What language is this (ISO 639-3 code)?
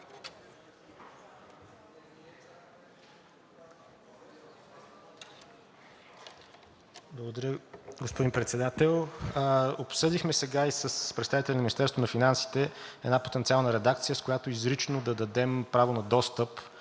bul